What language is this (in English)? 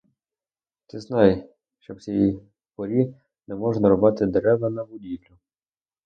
Ukrainian